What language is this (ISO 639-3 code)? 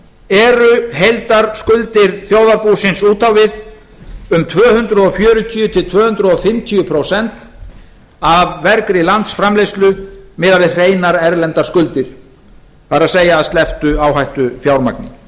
isl